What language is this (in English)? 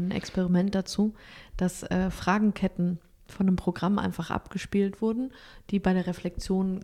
German